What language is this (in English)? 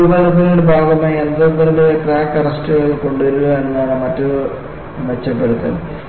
Malayalam